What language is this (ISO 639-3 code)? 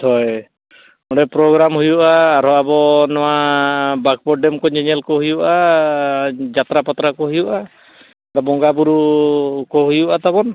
sat